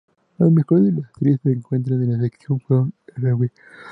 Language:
Spanish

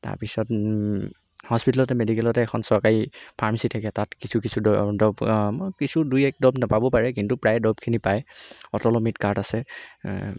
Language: Assamese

